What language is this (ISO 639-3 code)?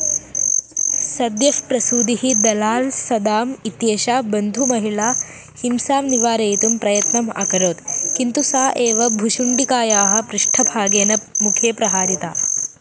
san